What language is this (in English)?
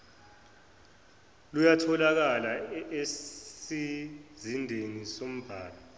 Zulu